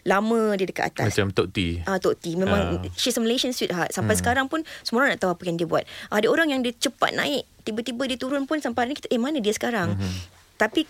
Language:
Malay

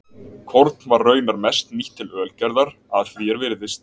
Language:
Icelandic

